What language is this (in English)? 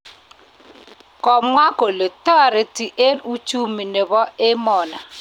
Kalenjin